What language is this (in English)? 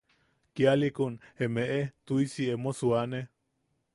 Yaqui